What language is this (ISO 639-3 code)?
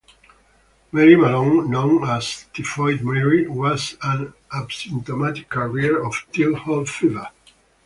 eng